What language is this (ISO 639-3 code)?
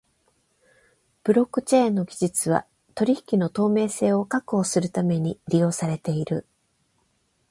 jpn